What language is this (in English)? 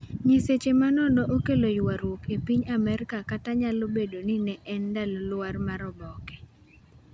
Luo (Kenya and Tanzania)